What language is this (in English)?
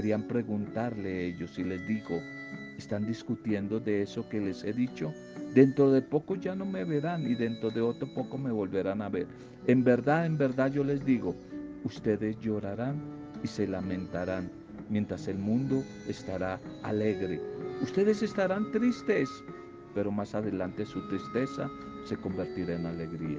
Spanish